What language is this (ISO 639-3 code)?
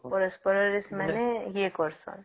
ori